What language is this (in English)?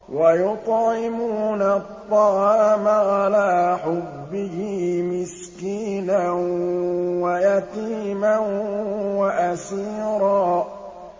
Arabic